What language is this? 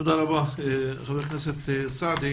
Hebrew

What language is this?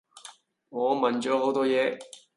Cantonese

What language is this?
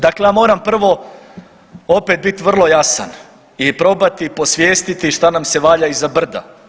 Croatian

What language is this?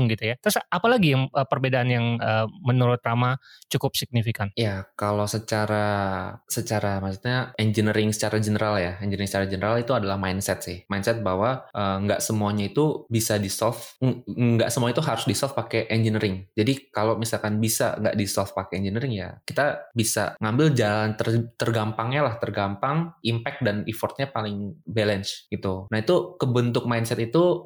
Indonesian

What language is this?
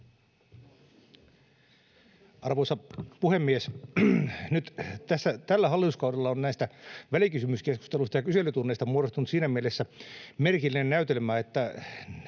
Finnish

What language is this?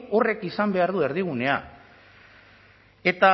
Basque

